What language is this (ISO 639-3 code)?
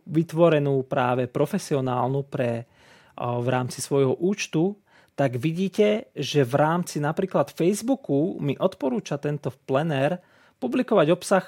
slk